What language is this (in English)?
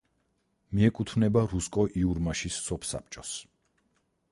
Georgian